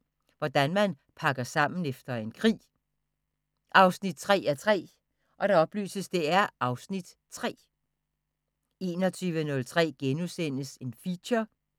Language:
Danish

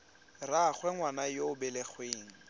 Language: Tswana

